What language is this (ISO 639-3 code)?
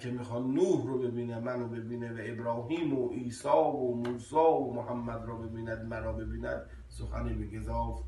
fas